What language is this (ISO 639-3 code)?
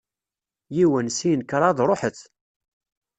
kab